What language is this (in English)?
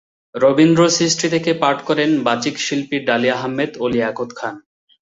Bangla